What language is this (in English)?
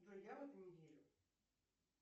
Russian